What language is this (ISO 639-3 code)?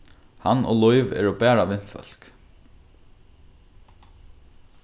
fao